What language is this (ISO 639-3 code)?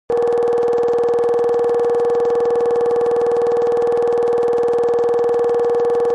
kbd